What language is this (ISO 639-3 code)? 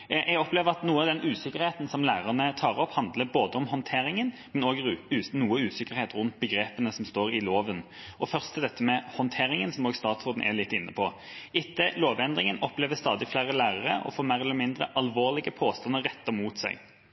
nob